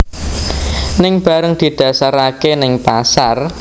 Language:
Javanese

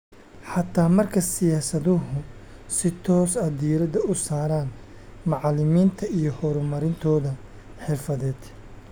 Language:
Somali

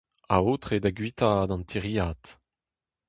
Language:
Breton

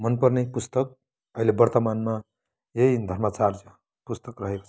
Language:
Nepali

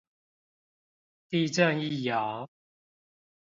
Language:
Chinese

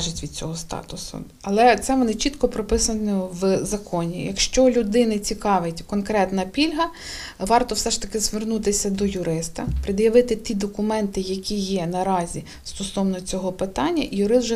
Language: Ukrainian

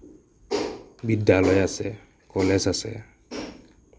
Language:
Assamese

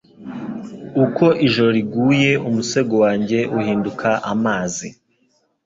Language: Kinyarwanda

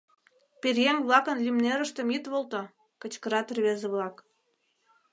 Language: Mari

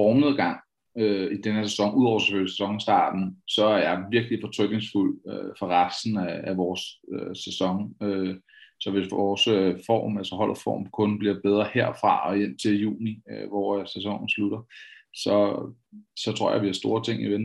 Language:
Danish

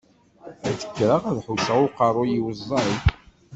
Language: Kabyle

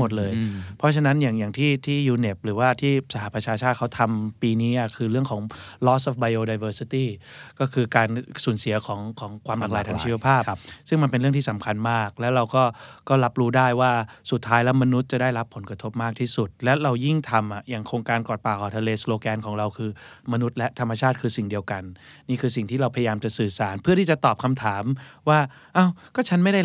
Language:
Thai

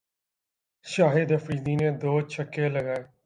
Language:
Urdu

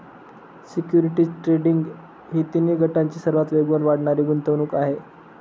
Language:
Marathi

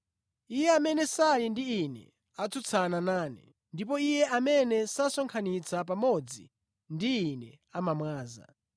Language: Nyanja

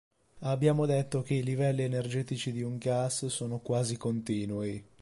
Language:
Italian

